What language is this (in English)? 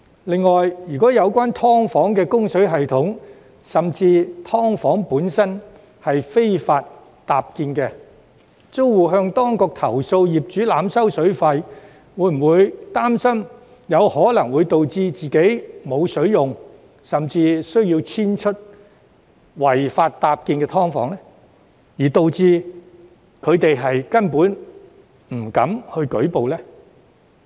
Cantonese